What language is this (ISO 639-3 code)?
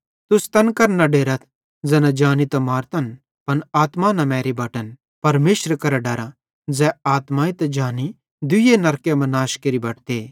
bhd